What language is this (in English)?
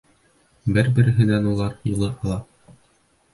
Bashkir